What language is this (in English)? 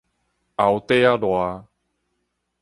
Min Nan Chinese